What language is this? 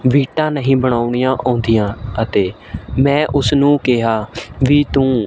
Punjabi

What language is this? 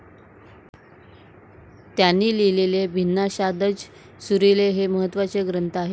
Marathi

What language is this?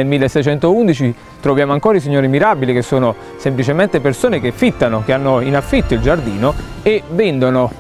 Italian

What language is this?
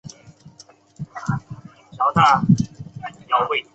Chinese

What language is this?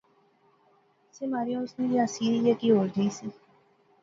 Pahari-Potwari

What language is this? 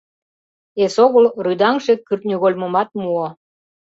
Mari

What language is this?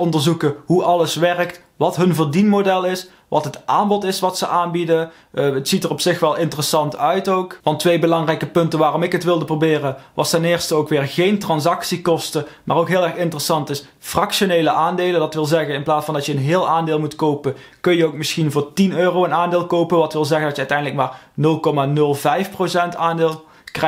Dutch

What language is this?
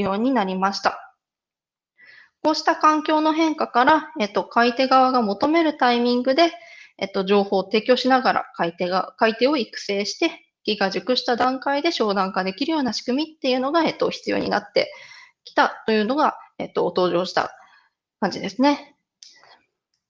Japanese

